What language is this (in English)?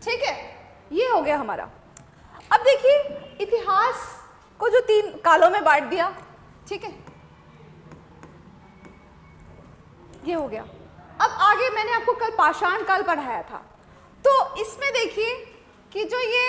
Hindi